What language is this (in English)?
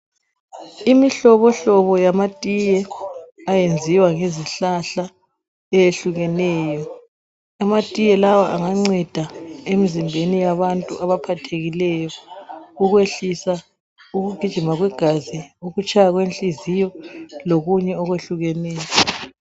North Ndebele